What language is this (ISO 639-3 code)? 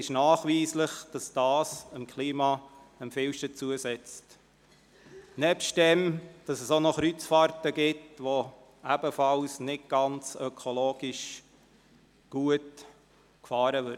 gsw